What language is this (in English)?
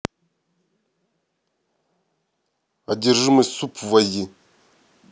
Russian